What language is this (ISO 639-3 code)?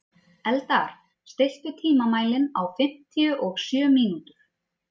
isl